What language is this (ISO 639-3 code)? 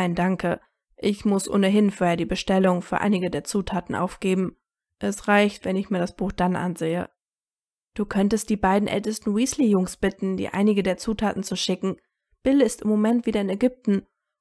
deu